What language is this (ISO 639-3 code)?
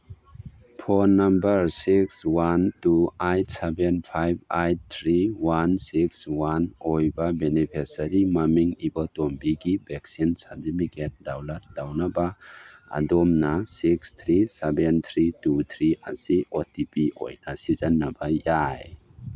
mni